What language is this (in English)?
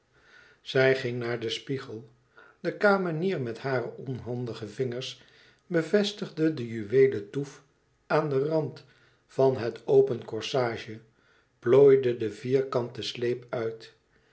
Dutch